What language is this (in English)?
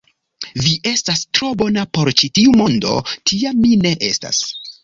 Esperanto